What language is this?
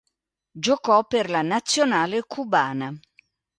Italian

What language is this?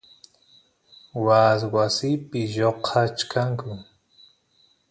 Santiago del Estero Quichua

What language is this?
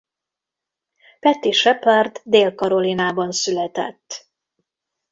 Hungarian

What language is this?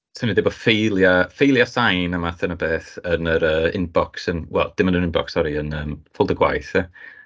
Welsh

